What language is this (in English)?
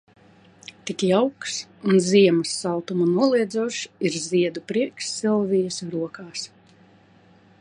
Latvian